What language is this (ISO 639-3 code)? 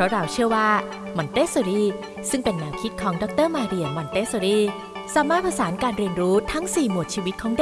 tha